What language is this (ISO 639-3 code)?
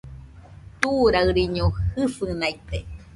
hux